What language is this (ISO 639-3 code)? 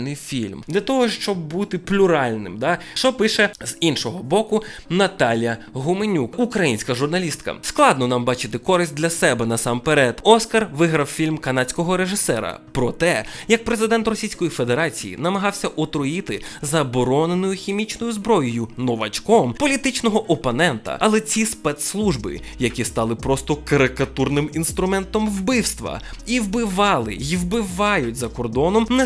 ukr